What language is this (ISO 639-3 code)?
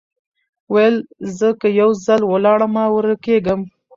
pus